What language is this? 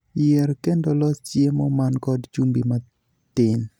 Luo (Kenya and Tanzania)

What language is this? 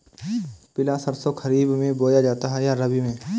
Hindi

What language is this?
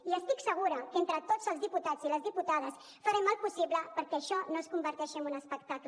Catalan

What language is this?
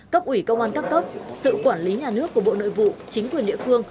Vietnamese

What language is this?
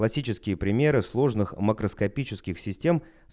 Russian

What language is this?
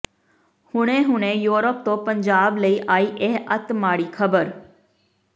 Punjabi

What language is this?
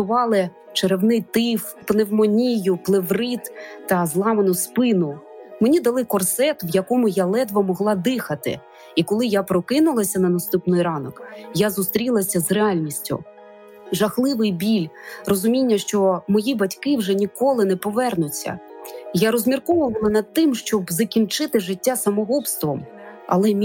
Ukrainian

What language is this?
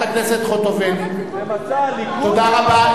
Hebrew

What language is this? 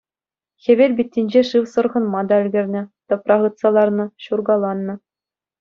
Chuvash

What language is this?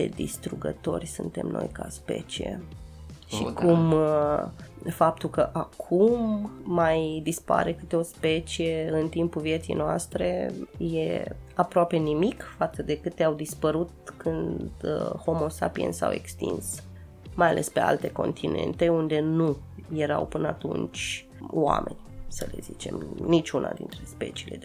Romanian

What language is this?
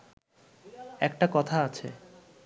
Bangla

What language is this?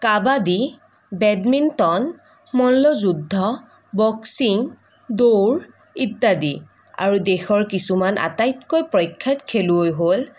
Assamese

